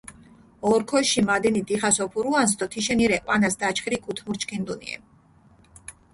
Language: Mingrelian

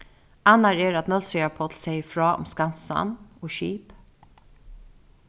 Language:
Faroese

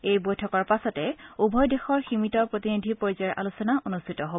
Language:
Assamese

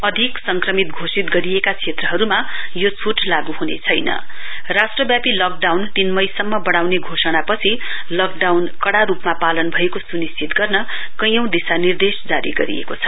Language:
Nepali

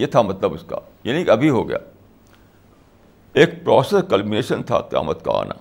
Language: Urdu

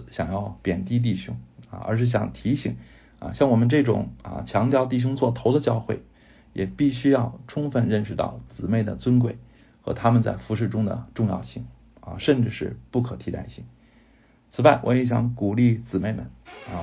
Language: Chinese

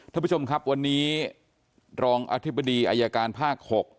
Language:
Thai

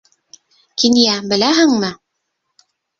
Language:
Bashkir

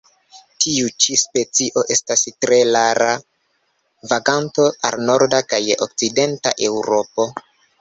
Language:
Esperanto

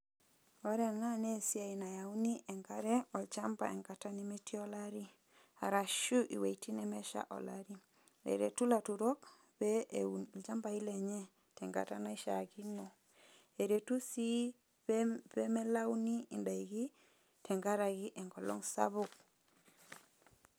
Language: Masai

